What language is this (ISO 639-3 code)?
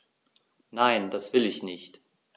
deu